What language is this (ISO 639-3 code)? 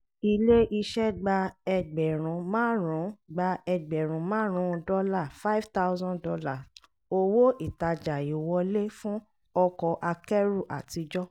yor